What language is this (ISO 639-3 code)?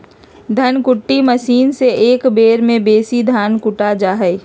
mag